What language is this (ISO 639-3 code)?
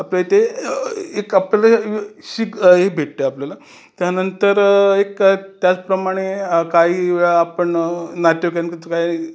mar